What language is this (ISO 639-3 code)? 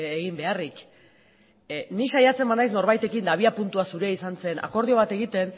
eus